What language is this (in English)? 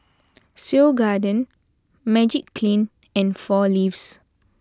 English